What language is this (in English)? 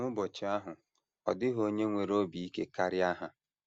Igbo